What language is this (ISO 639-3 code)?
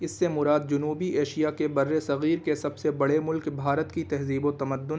urd